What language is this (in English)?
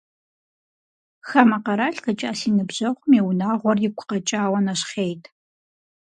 Kabardian